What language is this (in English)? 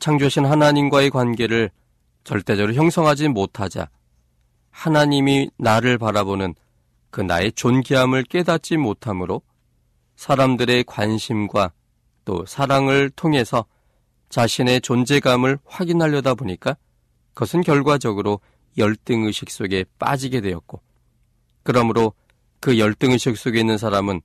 Korean